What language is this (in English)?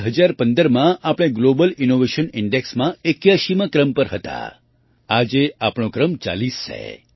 Gujarati